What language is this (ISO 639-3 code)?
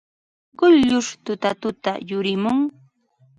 qva